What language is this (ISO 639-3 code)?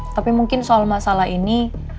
ind